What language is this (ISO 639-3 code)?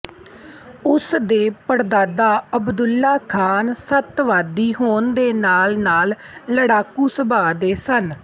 pan